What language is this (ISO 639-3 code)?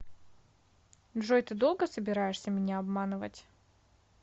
rus